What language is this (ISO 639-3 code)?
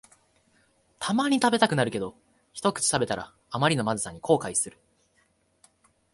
jpn